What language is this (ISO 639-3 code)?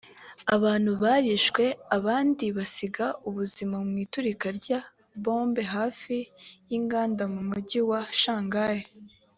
kin